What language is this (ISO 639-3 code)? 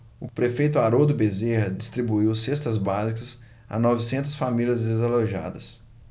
por